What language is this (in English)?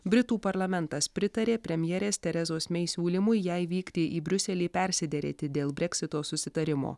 Lithuanian